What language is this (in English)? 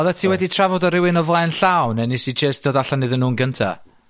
Welsh